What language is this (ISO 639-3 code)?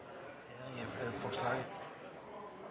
nno